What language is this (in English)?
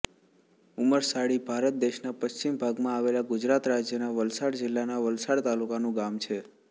Gujarati